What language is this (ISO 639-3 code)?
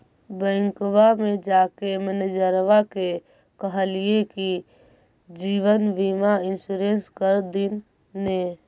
mag